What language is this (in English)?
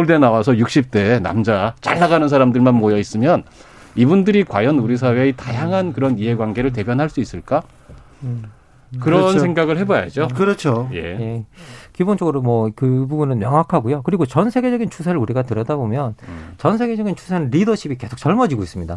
Korean